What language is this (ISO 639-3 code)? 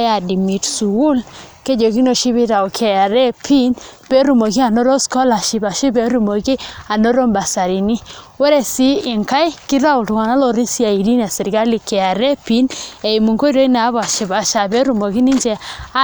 mas